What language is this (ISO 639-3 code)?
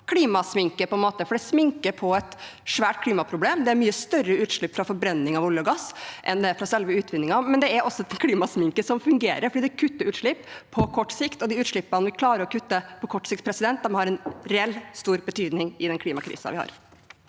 nor